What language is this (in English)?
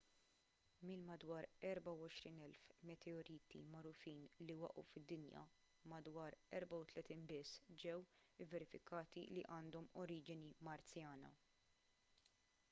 Maltese